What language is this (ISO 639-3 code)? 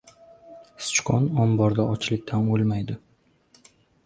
uzb